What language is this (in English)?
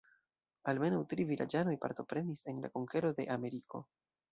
Esperanto